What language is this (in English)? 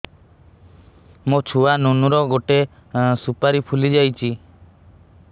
Odia